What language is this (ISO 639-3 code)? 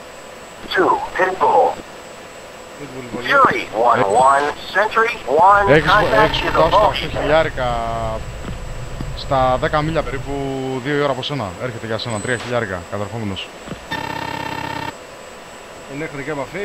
ell